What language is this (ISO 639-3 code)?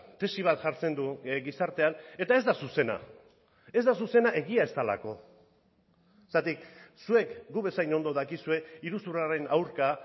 eus